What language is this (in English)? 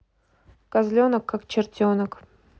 Russian